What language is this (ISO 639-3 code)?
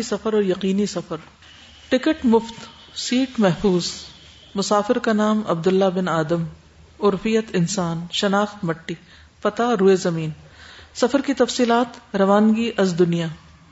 urd